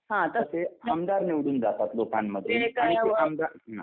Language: Marathi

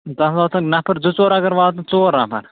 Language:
Kashmiri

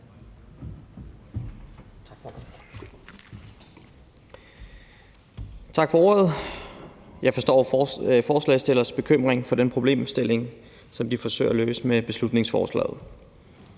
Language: Danish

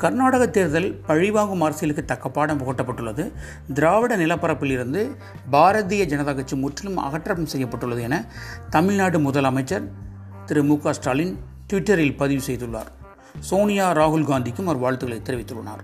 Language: Tamil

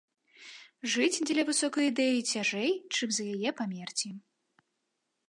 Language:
Belarusian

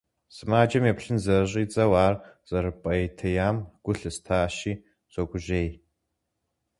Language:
Kabardian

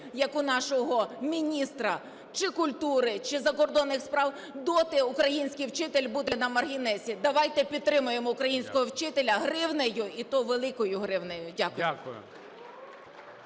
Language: Ukrainian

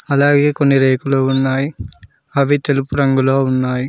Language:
Telugu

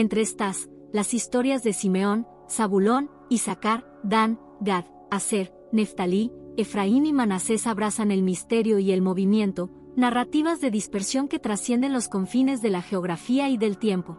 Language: Spanish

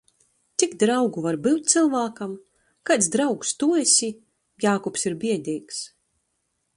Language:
Latgalian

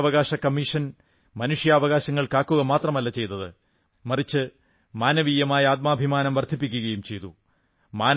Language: Malayalam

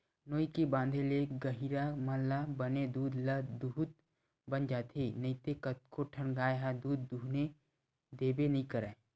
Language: Chhattisgarhi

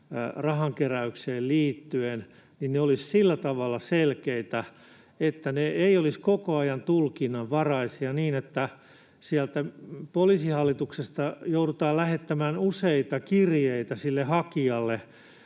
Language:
Finnish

